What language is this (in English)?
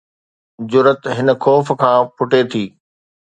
Sindhi